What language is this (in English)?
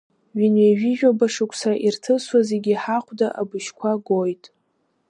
Abkhazian